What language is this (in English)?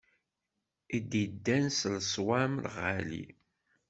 Kabyle